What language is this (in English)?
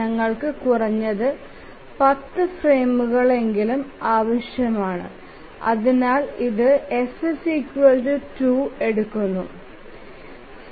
Malayalam